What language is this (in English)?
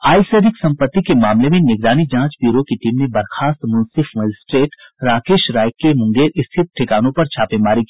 Hindi